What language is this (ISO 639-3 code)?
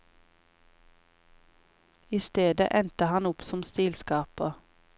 nor